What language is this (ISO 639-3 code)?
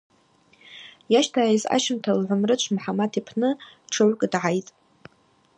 abq